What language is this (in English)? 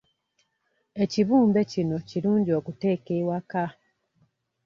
Ganda